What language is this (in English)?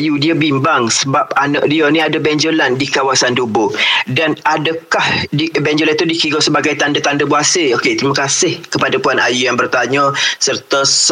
Malay